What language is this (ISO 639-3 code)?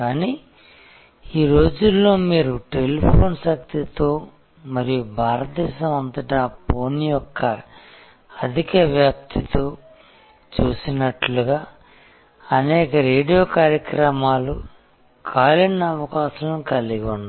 tel